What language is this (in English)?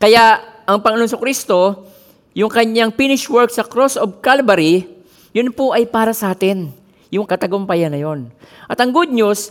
Filipino